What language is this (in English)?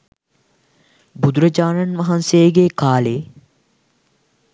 Sinhala